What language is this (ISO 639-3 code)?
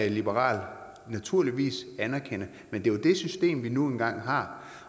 dan